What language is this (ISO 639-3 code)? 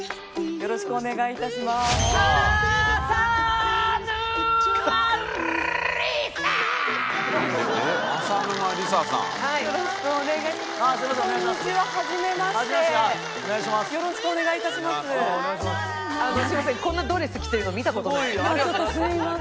jpn